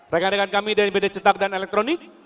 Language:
Indonesian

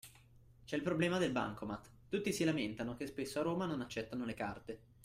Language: Italian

